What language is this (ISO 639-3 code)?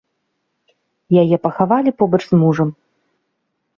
bel